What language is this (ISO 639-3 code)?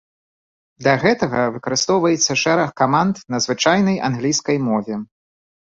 bel